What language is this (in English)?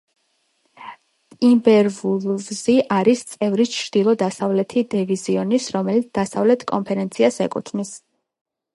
Georgian